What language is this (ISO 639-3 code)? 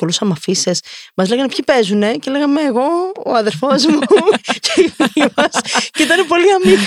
ell